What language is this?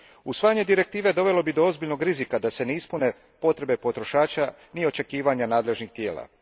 Croatian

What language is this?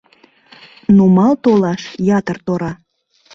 Mari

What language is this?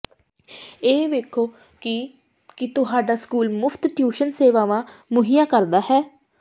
Punjabi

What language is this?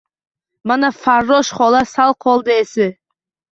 Uzbek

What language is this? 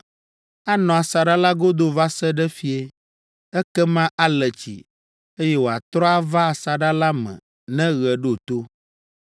Ewe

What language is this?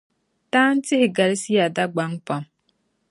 Dagbani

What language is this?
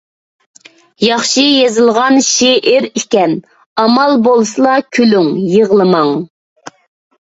Uyghur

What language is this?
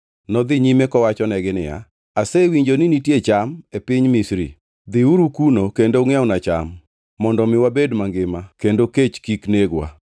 Luo (Kenya and Tanzania)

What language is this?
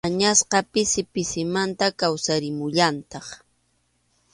Arequipa-La Unión Quechua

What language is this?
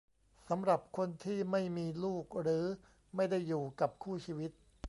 Thai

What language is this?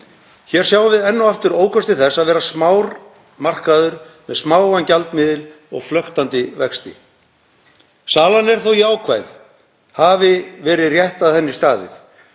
Icelandic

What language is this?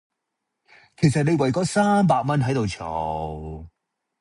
Cantonese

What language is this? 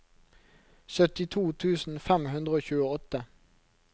Norwegian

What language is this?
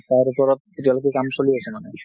Assamese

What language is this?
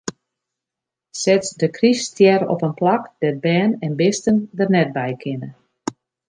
Western Frisian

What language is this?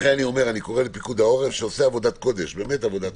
Hebrew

